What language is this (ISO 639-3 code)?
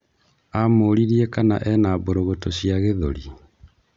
kik